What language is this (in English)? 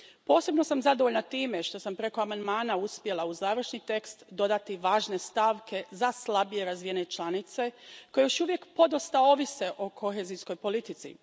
Croatian